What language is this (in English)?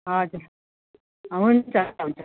Nepali